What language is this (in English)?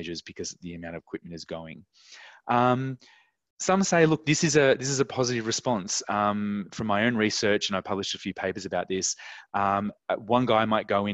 English